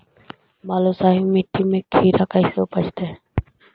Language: Magahi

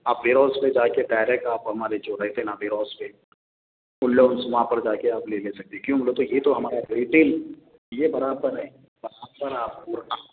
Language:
Urdu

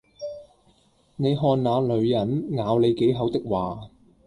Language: Cantonese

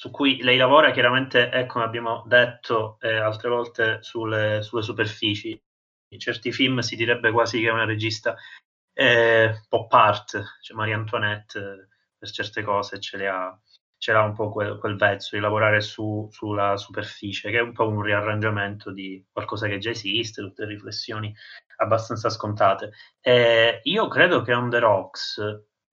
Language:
Italian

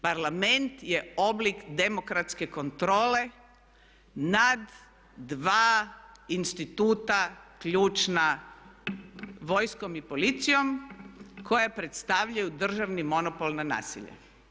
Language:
Croatian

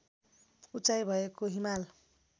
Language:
Nepali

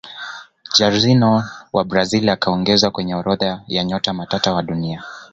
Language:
Swahili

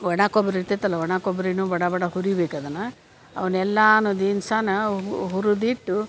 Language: Kannada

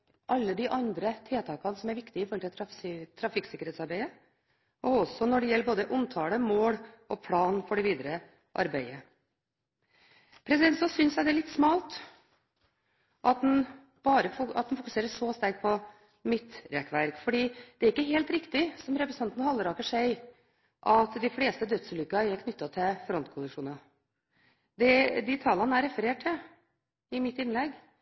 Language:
Norwegian Bokmål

